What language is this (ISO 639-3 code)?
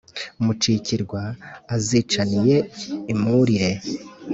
kin